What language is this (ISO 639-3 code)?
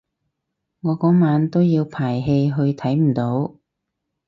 yue